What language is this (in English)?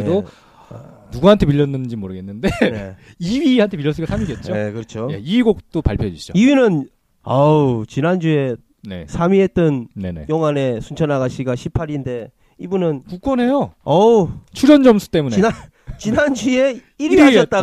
Korean